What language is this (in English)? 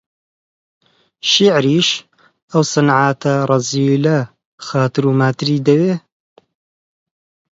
Central Kurdish